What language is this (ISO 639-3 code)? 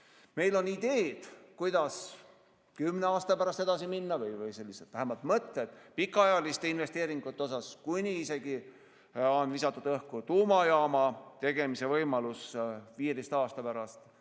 est